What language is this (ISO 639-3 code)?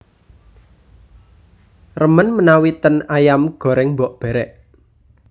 jav